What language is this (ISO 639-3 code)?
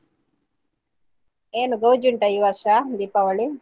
kan